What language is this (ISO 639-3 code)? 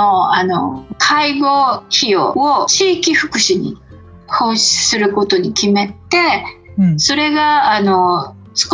jpn